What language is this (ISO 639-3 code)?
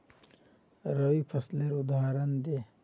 mag